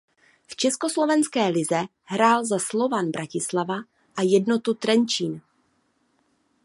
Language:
Czech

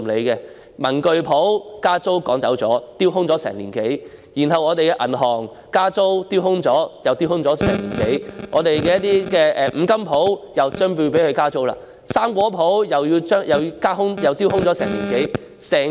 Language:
Cantonese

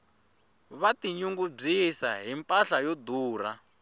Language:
Tsonga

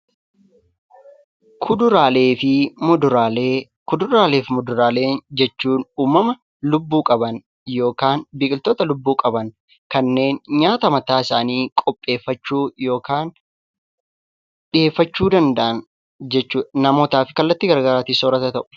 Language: Oromo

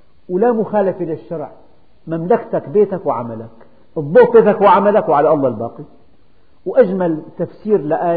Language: Arabic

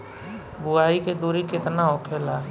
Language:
Bhojpuri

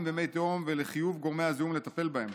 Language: Hebrew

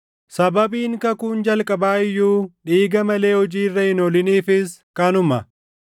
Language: Oromo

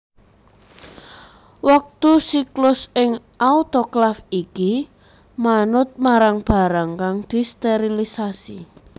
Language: Javanese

